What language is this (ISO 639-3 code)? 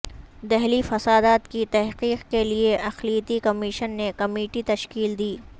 urd